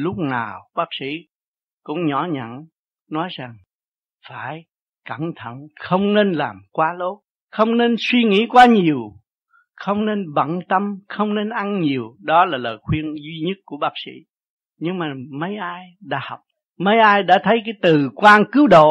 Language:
Vietnamese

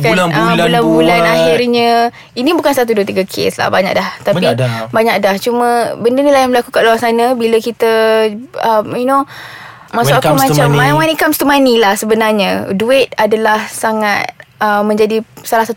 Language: Malay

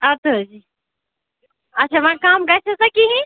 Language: Kashmiri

